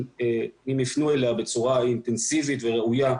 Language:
Hebrew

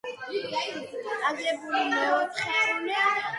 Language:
Georgian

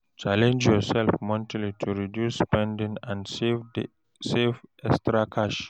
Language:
Nigerian Pidgin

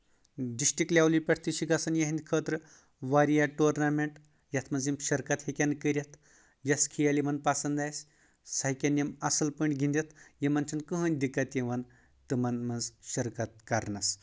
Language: Kashmiri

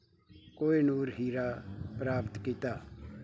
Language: Punjabi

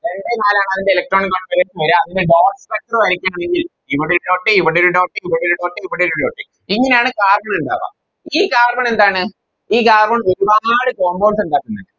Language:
Malayalam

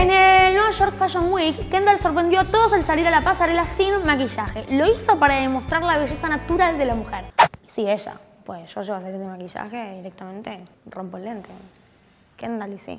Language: Spanish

